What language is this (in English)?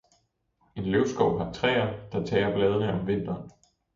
Danish